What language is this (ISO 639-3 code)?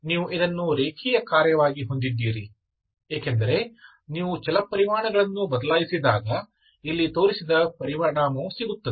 kan